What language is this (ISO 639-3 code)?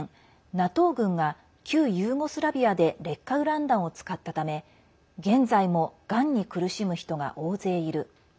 jpn